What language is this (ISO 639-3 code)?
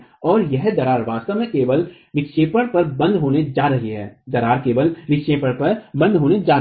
hin